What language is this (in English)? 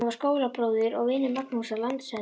Icelandic